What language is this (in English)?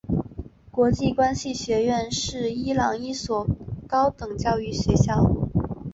Chinese